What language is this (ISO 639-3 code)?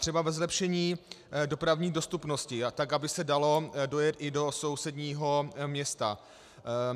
ces